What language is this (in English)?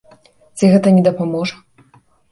Belarusian